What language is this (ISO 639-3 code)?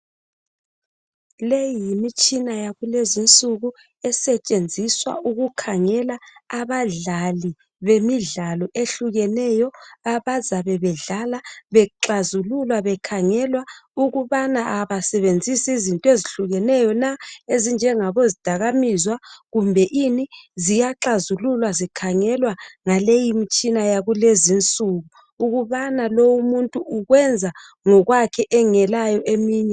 nde